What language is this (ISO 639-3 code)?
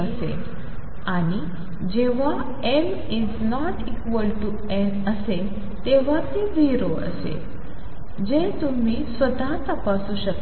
mar